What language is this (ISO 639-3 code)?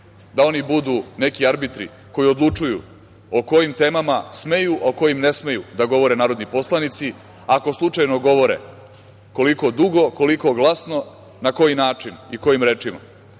srp